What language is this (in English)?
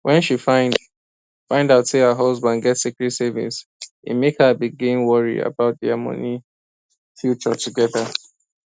Nigerian Pidgin